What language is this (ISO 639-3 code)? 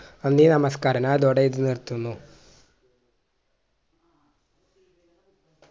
mal